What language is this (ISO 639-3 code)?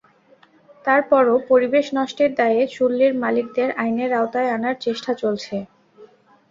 ben